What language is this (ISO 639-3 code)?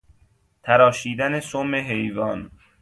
fas